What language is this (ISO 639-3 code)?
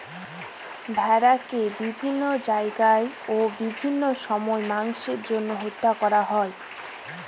ben